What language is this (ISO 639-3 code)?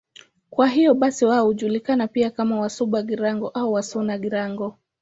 swa